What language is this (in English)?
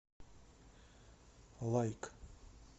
Russian